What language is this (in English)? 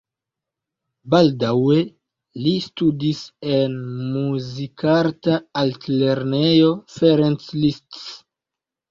Esperanto